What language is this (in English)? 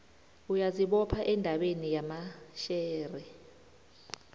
South Ndebele